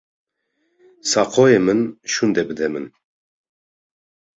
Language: Kurdish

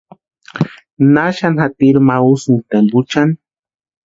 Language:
Western Highland Purepecha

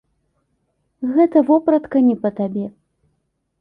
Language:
Belarusian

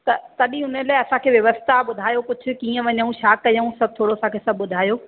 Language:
Sindhi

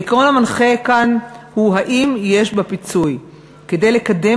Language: Hebrew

